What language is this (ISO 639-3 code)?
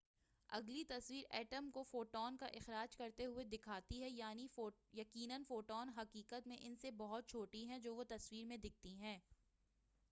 urd